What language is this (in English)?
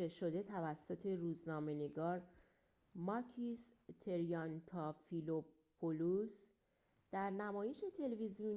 Persian